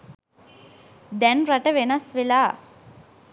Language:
Sinhala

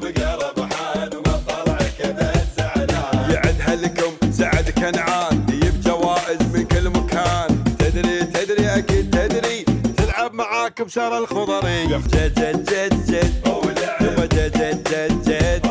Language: Arabic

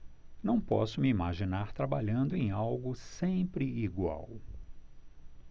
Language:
Portuguese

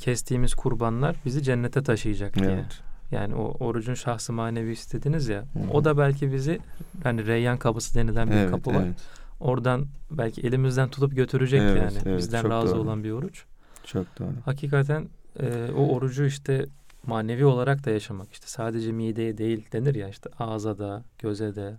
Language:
Turkish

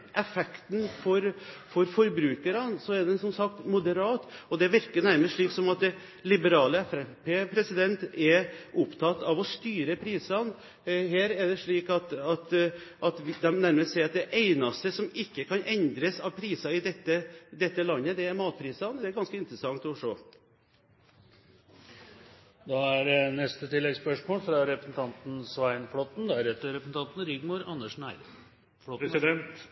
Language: Norwegian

